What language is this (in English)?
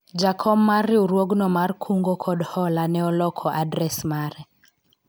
Luo (Kenya and Tanzania)